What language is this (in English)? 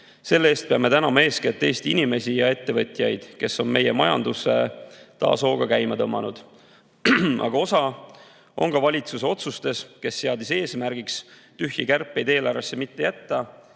Estonian